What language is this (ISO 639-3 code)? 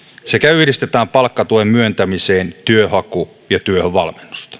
fin